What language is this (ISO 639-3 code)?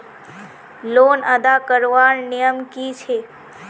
mag